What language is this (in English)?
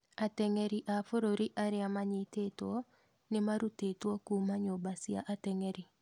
Kikuyu